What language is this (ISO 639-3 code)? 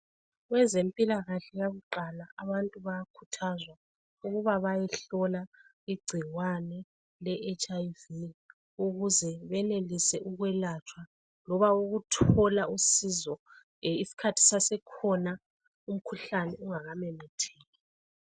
nde